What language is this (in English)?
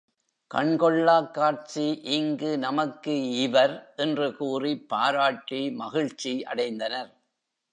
Tamil